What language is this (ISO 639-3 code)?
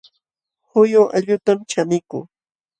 qxw